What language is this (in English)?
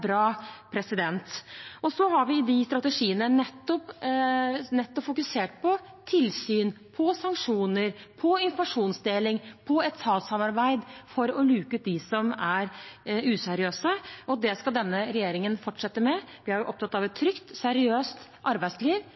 Norwegian Bokmål